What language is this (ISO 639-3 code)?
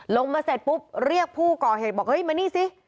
tha